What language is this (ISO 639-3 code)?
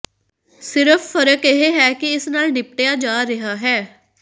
pan